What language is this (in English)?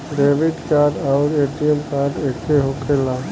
Bhojpuri